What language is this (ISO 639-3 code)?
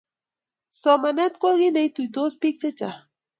kln